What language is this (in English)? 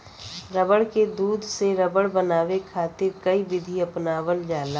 Bhojpuri